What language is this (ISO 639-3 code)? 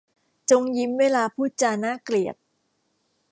tha